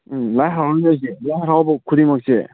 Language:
Manipuri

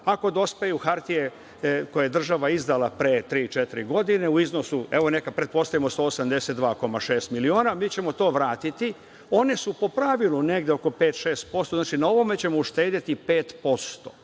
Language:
Serbian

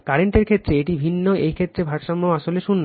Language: Bangla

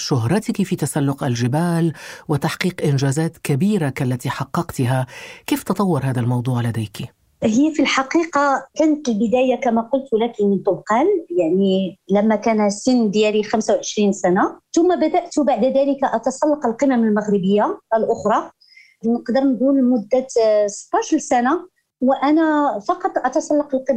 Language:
Arabic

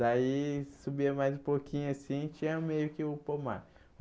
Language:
Portuguese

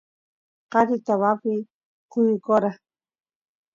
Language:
Santiago del Estero Quichua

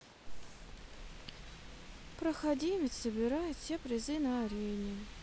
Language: Russian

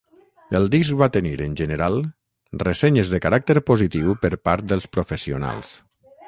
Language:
Catalan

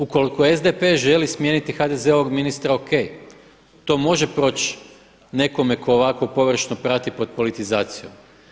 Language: Croatian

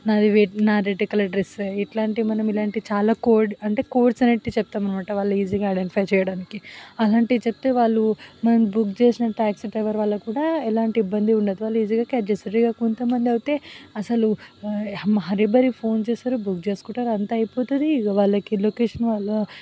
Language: Telugu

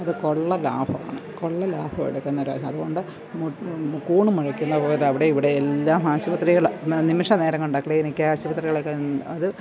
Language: Malayalam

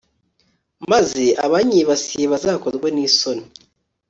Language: Kinyarwanda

